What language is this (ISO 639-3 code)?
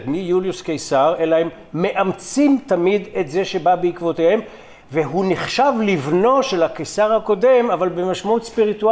heb